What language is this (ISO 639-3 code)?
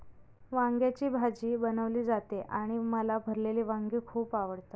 mar